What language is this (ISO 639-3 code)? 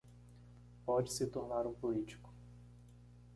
por